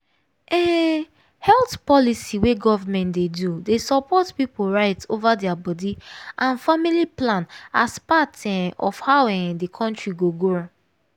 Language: Nigerian Pidgin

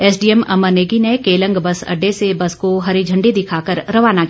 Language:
Hindi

